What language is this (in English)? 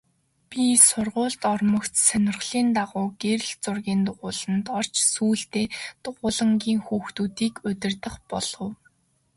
Mongolian